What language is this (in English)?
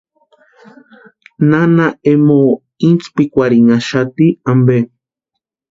Western Highland Purepecha